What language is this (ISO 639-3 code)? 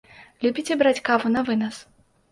bel